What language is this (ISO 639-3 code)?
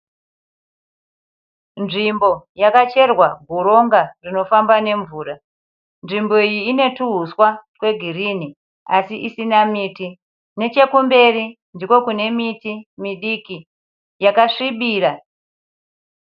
sna